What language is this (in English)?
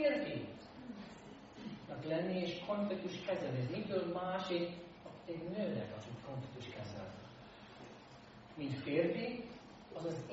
Hungarian